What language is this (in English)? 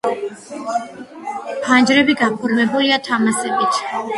Georgian